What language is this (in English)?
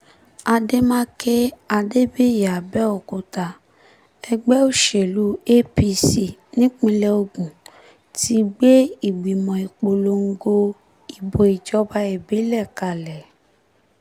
Yoruba